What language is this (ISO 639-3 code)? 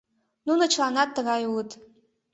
chm